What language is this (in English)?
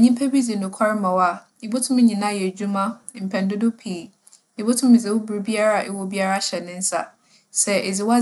Akan